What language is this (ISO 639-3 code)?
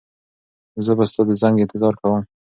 pus